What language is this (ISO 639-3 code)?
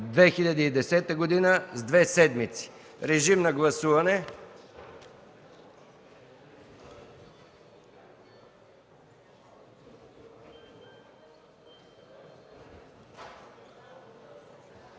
bul